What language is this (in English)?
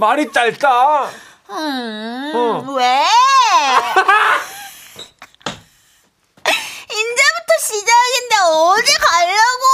Korean